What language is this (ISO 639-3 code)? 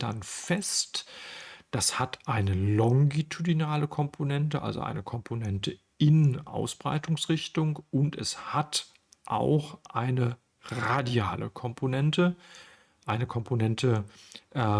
deu